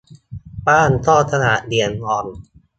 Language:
Thai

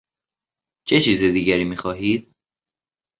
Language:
Persian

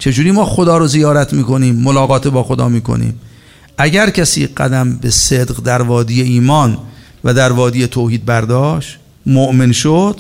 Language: Persian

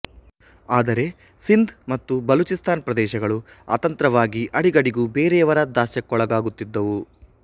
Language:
Kannada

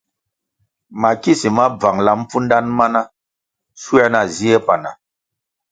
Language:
Kwasio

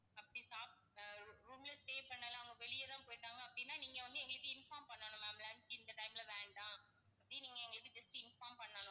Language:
Tamil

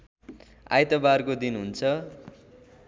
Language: Nepali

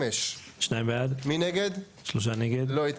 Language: Hebrew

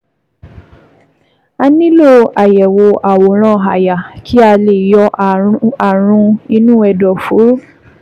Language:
Yoruba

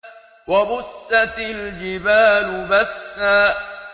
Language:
Arabic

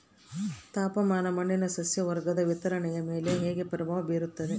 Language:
Kannada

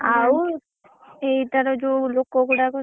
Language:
Odia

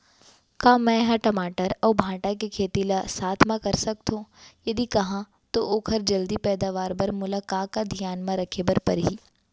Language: Chhattisgarhi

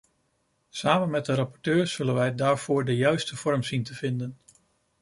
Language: Dutch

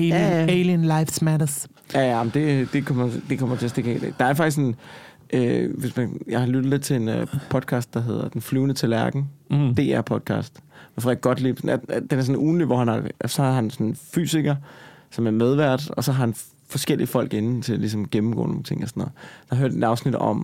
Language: Danish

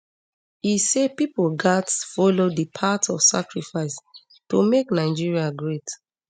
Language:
Nigerian Pidgin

